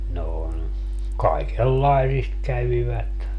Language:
Finnish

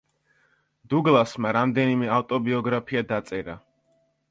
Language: Georgian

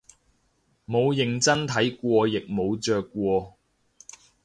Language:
Cantonese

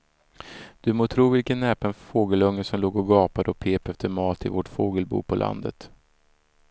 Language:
Swedish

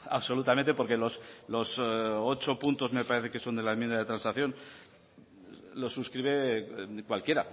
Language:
Spanish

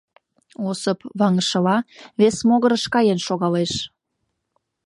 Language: Mari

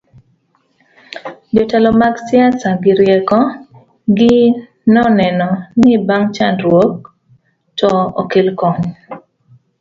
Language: Luo (Kenya and Tanzania)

